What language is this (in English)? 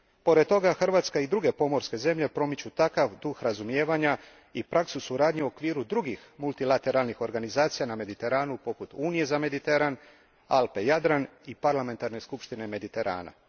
Croatian